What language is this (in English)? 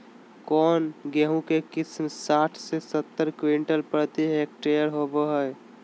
Magahi